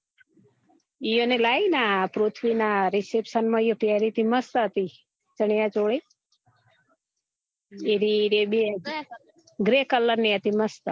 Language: Gujarati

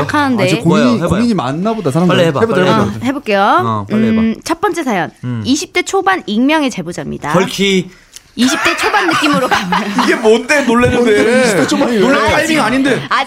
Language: Korean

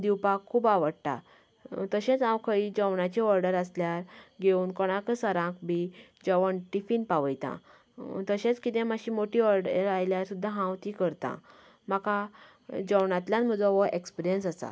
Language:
Konkani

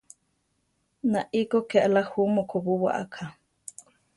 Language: Central Tarahumara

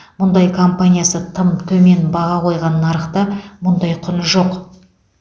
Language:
Kazakh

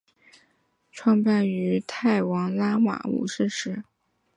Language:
Chinese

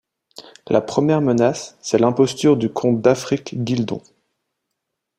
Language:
French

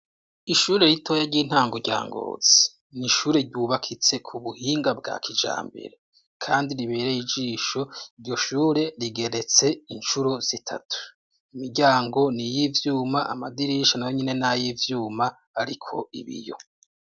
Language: Rundi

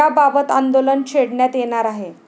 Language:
Marathi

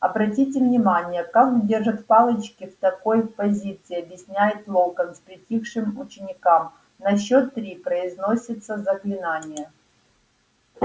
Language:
Russian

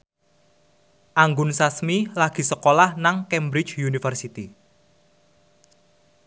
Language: Javanese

